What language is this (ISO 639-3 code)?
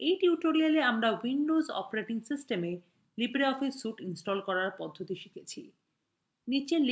ben